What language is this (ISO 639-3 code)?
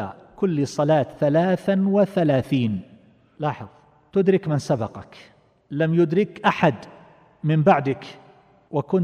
ara